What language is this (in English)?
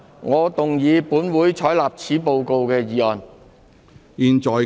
Cantonese